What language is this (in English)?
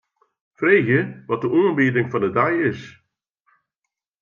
Western Frisian